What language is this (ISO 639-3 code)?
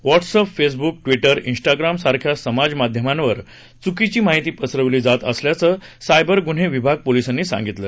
mar